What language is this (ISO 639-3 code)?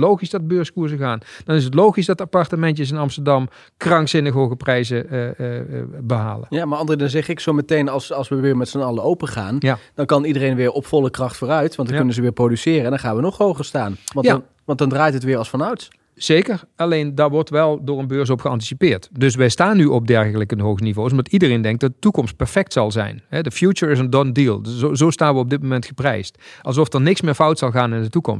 nld